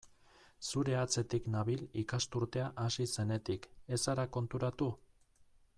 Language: Basque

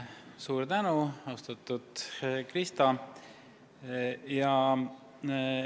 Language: Estonian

